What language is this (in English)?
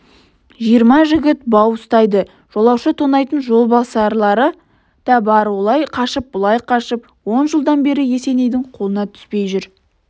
Kazakh